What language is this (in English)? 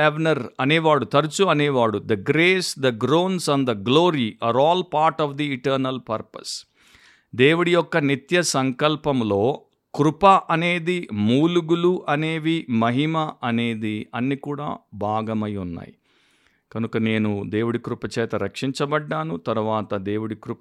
Telugu